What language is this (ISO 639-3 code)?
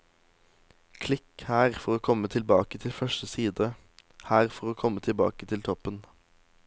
nor